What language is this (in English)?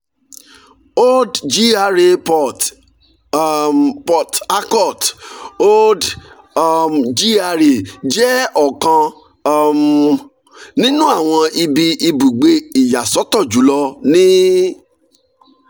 Yoruba